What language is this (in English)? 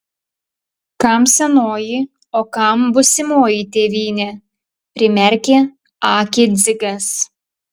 Lithuanian